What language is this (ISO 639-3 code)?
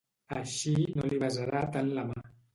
cat